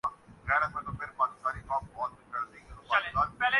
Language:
Urdu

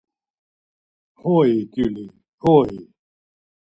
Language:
Laz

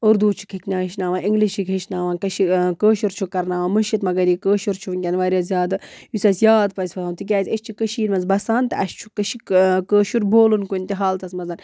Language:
Kashmiri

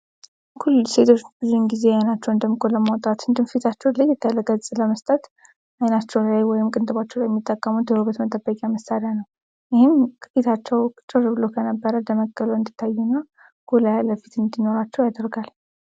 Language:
Amharic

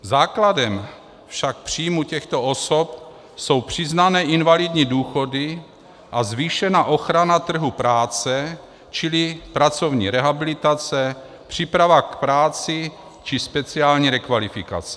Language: Czech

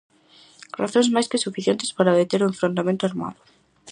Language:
Galician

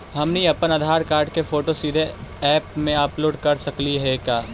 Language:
Magahi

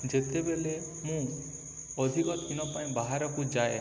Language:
Odia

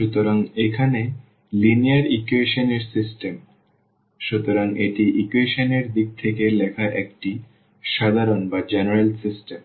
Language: Bangla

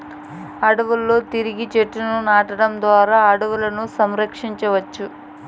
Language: Telugu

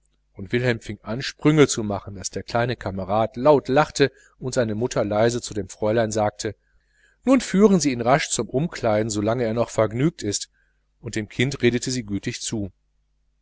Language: German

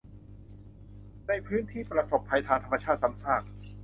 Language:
Thai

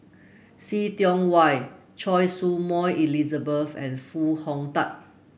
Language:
English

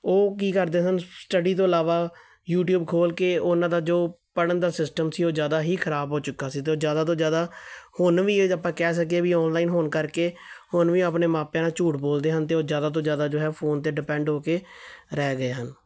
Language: Punjabi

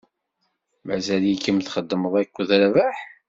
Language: Kabyle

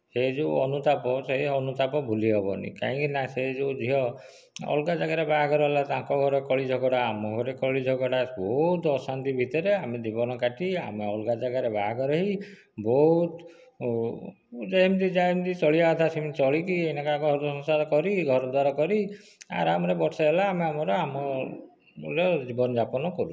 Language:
Odia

